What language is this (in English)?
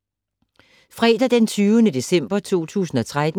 Danish